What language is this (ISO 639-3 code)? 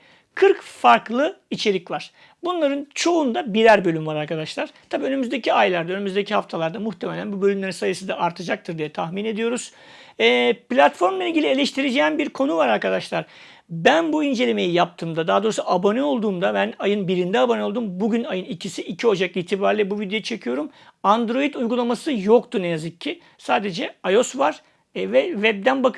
tur